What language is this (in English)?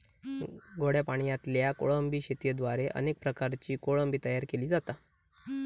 Marathi